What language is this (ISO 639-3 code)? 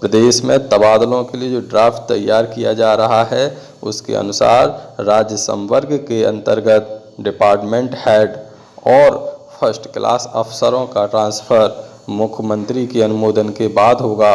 hin